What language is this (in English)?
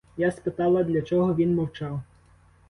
Ukrainian